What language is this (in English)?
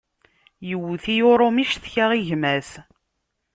Kabyle